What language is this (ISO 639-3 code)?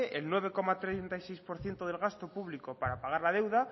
spa